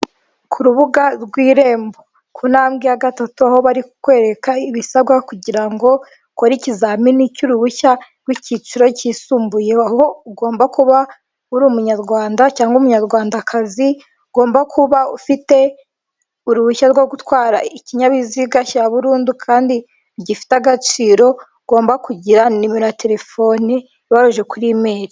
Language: Kinyarwanda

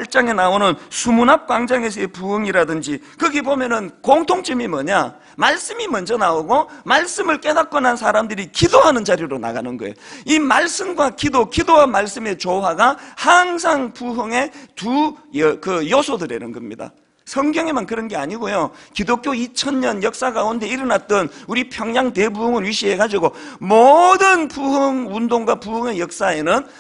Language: Korean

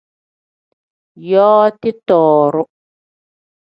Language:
Tem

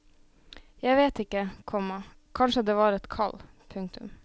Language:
Norwegian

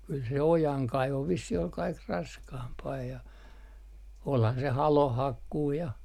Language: Finnish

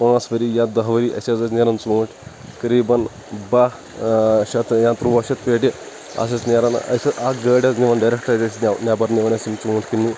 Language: Kashmiri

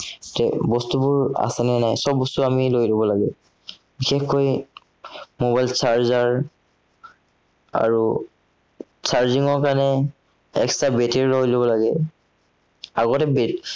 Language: Assamese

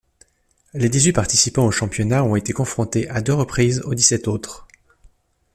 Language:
French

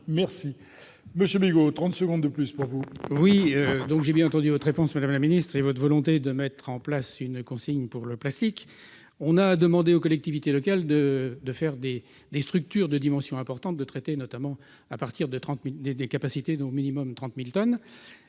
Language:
French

